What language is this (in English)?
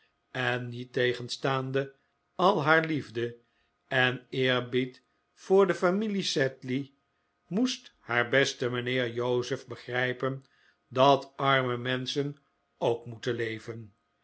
Dutch